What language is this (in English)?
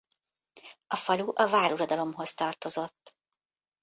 Hungarian